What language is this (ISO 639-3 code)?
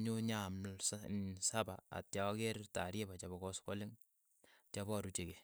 eyo